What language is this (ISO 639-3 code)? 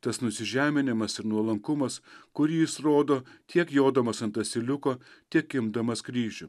lit